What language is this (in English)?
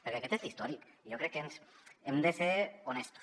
Catalan